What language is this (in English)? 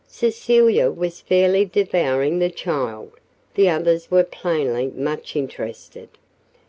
English